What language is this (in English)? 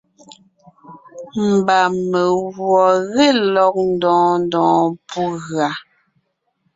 Ngiemboon